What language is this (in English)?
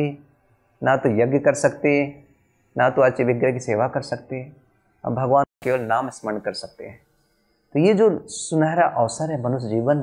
Hindi